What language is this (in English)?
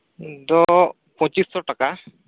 Santali